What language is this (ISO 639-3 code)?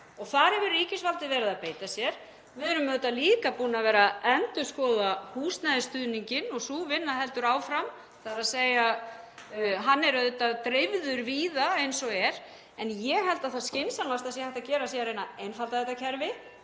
isl